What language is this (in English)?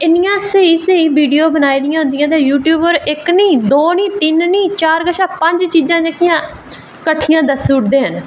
Dogri